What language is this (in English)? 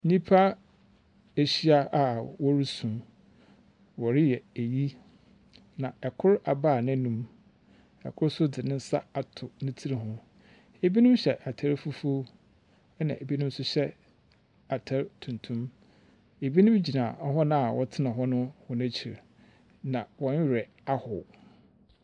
Akan